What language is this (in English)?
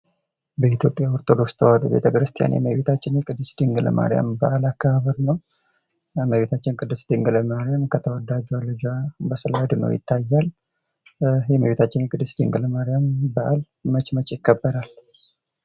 Amharic